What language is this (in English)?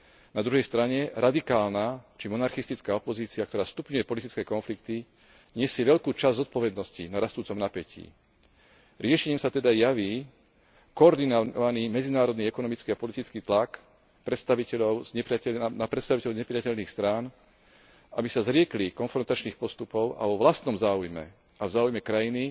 Slovak